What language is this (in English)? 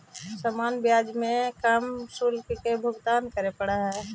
Magahi